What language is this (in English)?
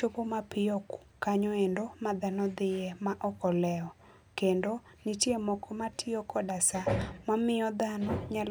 Luo (Kenya and Tanzania)